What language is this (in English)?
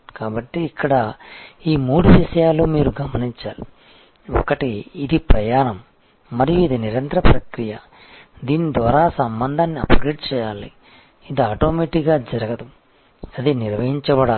Telugu